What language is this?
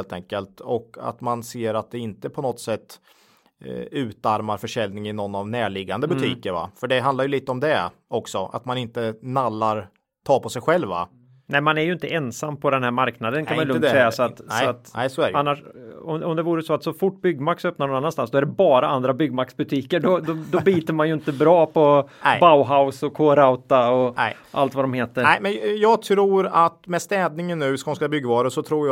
Swedish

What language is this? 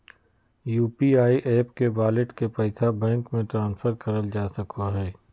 Magahi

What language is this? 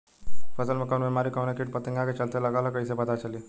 Bhojpuri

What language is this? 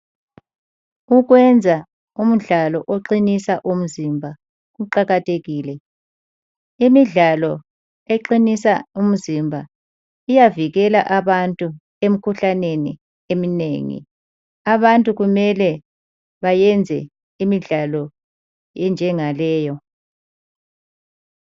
North Ndebele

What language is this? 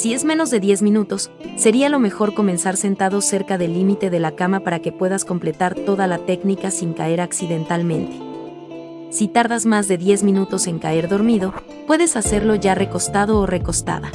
Spanish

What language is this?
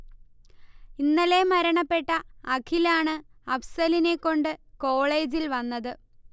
Malayalam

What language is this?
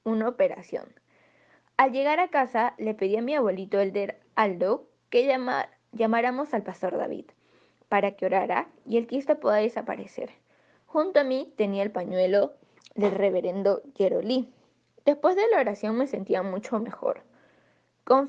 Spanish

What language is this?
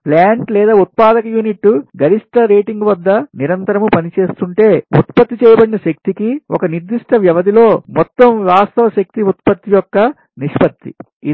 Telugu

